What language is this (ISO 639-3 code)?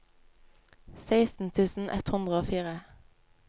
nor